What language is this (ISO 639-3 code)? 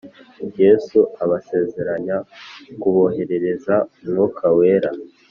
kin